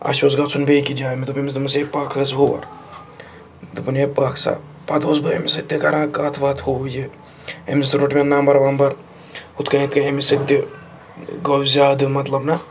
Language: Kashmiri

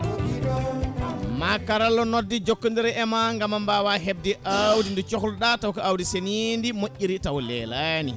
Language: Fula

